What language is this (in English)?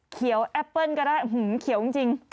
Thai